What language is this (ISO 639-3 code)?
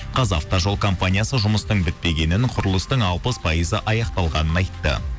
kaz